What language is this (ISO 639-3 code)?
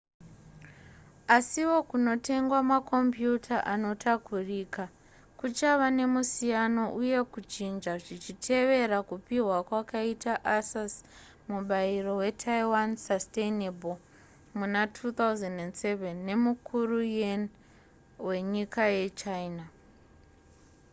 sna